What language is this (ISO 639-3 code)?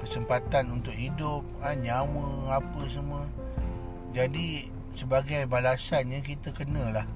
msa